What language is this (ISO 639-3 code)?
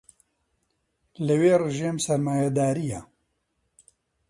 ckb